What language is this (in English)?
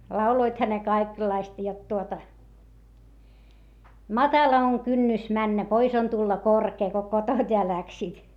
Finnish